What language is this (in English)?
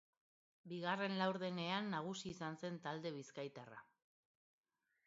Basque